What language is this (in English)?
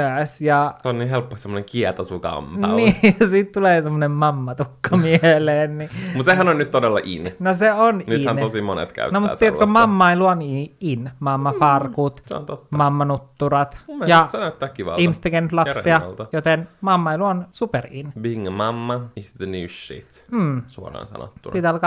Finnish